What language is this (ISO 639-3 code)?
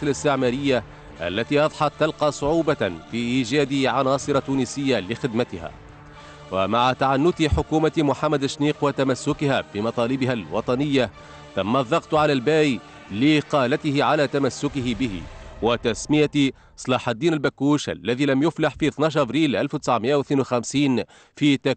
ara